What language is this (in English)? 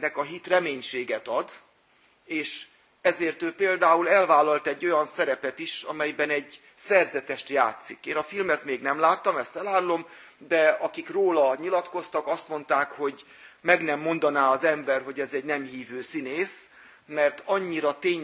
Hungarian